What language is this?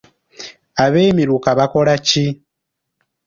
Ganda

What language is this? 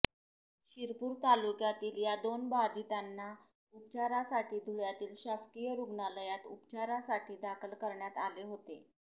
Marathi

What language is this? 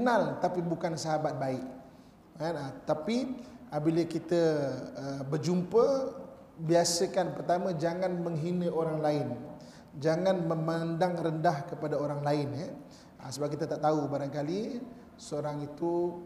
Malay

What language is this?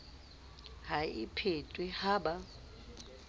Southern Sotho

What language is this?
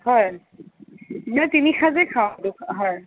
Assamese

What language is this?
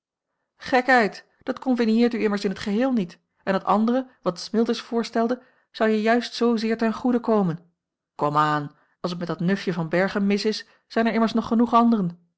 Dutch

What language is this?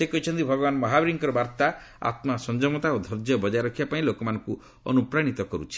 Odia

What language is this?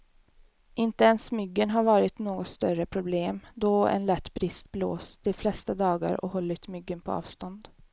Swedish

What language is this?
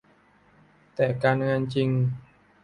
Thai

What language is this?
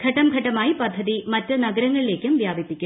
Malayalam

